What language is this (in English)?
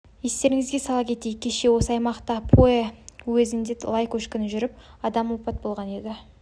Kazakh